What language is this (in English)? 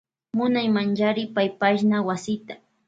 Loja Highland Quichua